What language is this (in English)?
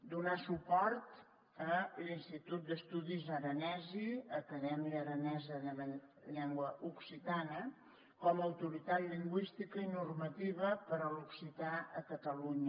Catalan